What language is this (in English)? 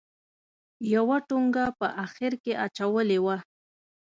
Pashto